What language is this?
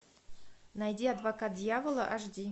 Russian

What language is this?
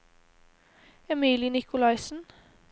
Norwegian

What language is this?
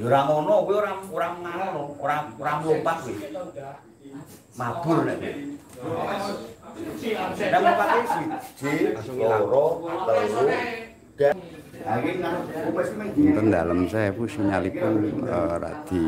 Indonesian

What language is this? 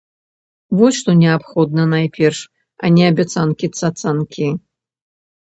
Belarusian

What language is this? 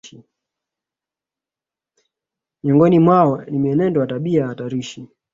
Swahili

